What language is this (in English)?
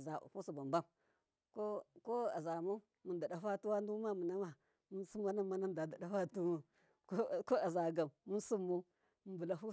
Miya